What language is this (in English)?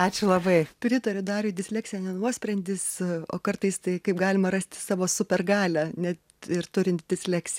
Lithuanian